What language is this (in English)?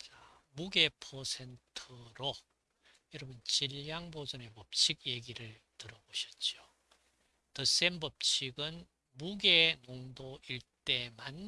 Korean